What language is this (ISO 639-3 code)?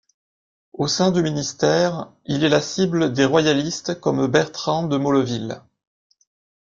fra